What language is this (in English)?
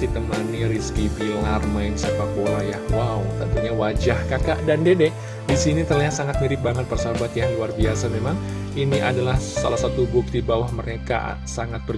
Indonesian